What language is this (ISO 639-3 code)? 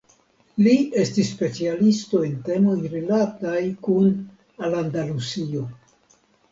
epo